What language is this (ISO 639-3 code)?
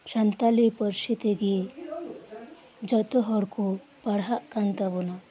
sat